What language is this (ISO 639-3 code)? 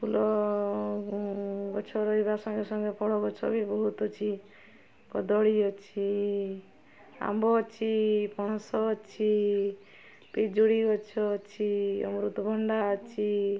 ori